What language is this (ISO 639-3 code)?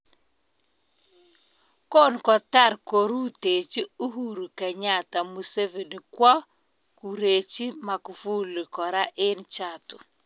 kln